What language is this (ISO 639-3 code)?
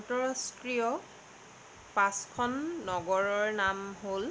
asm